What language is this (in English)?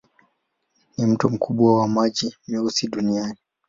Swahili